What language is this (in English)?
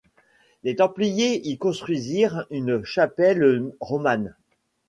French